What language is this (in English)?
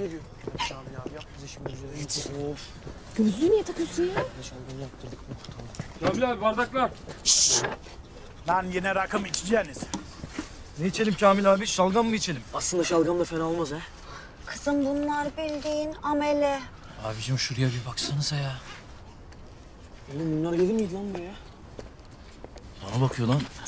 Turkish